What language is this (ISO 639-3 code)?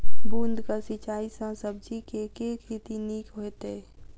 mai